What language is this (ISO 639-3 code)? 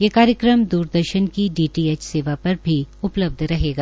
hin